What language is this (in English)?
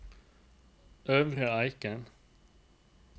Norwegian